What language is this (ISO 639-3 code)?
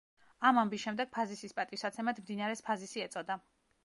kat